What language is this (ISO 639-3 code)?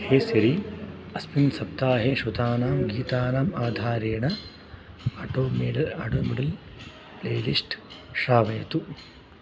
san